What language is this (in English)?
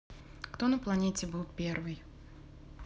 Russian